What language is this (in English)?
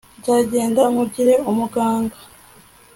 Kinyarwanda